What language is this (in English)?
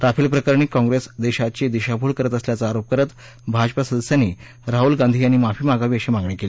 Marathi